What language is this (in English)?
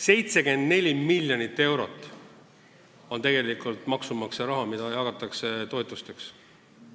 Estonian